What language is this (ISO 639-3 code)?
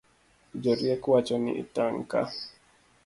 luo